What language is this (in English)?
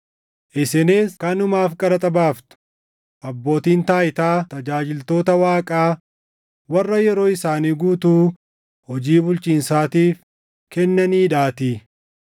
Oromo